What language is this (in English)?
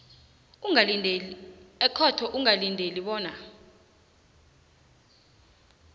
South Ndebele